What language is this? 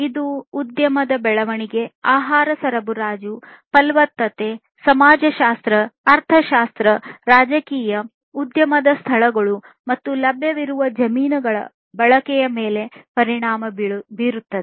Kannada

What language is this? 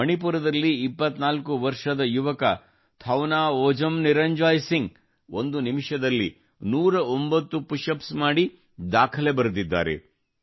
Kannada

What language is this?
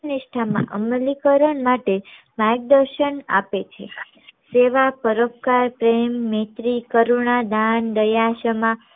Gujarati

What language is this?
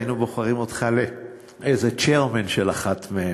Hebrew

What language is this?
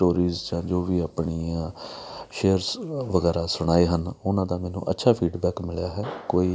Punjabi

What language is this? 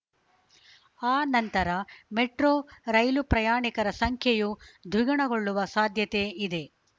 Kannada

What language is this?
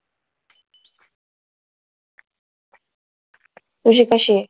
Marathi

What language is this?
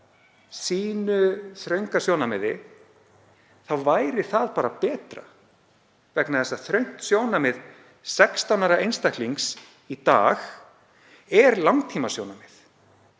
Icelandic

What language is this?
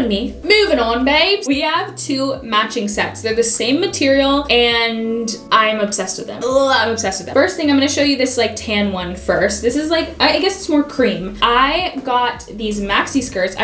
English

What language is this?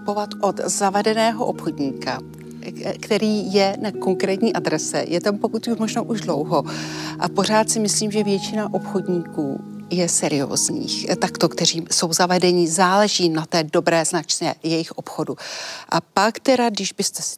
Czech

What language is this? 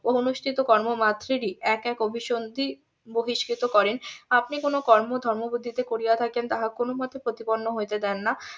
Bangla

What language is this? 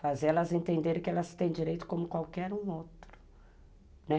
Portuguese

